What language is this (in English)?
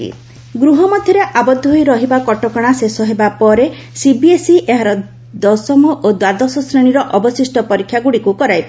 Odia